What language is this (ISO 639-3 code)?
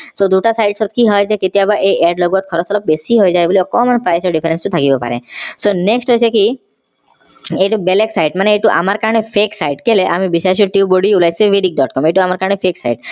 asm